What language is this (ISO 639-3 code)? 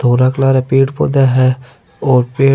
raj